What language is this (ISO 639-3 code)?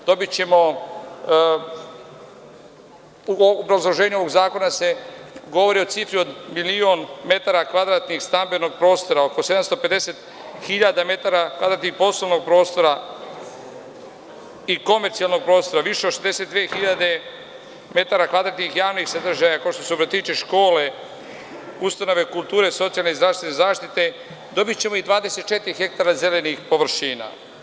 srp